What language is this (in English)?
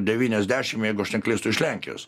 Lithuanian